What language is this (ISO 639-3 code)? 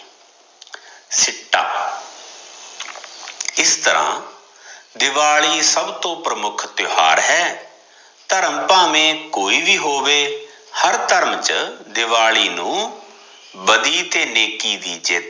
pan